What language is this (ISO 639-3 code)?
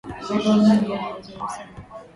swa